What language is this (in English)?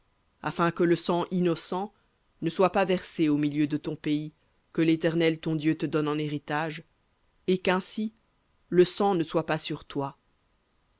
French